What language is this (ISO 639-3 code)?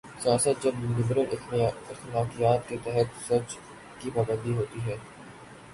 urd